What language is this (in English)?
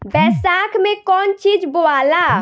Bhojpuri